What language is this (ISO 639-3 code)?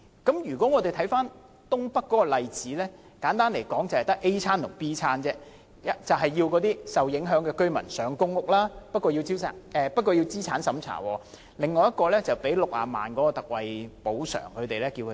yue